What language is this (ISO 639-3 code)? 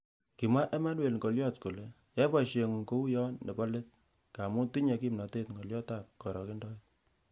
kln